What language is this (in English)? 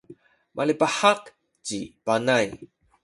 Sakizaya